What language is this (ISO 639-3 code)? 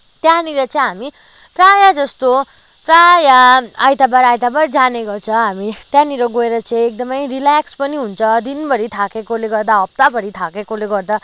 nep